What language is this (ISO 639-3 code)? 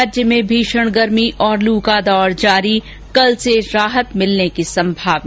hin